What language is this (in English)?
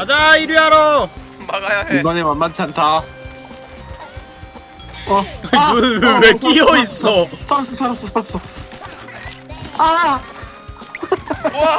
Korean